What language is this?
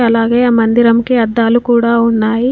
Telugu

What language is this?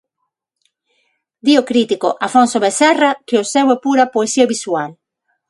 Galician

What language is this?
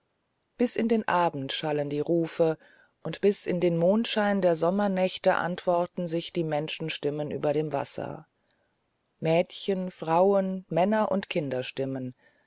German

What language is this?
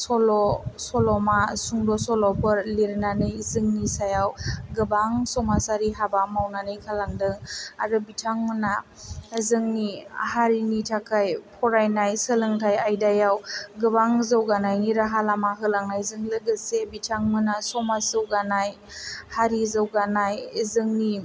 Bodo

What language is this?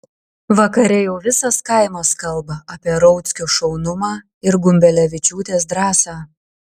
Lithuanian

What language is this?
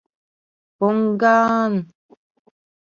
Mari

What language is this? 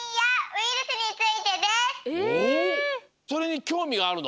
Japanese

